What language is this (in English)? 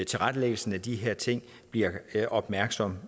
Danish